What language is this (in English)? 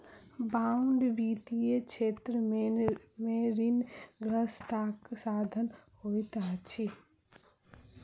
Maithili